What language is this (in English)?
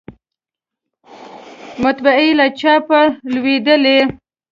Pashto